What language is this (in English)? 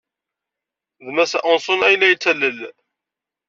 Kabyle